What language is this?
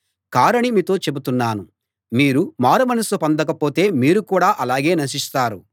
Telugu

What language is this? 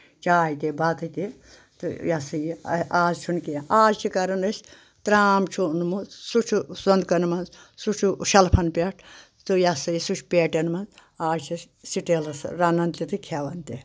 Kashmiri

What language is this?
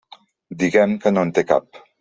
Catalan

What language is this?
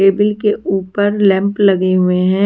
Hindi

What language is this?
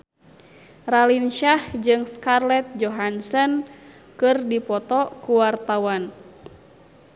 Sundanese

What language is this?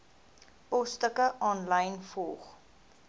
Afrikaans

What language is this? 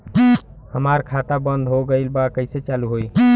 Bhojpuri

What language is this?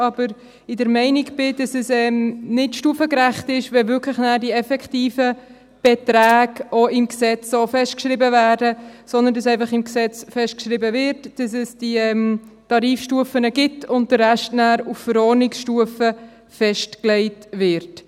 Swiss German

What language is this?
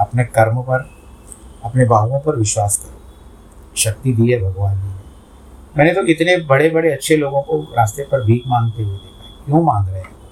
Hindi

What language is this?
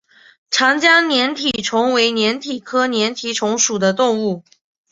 Chinese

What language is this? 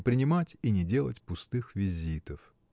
Russian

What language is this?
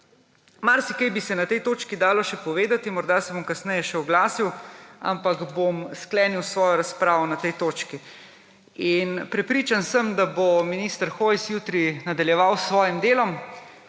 Slovenian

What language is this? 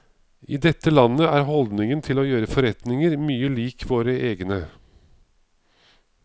Norwegian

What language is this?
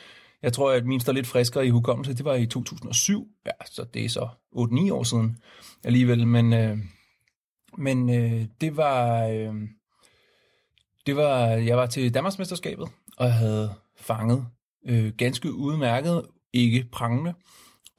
Danish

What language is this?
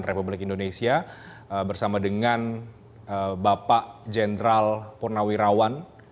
Indonesian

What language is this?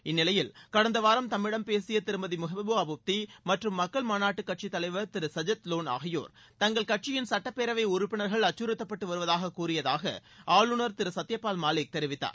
Tamil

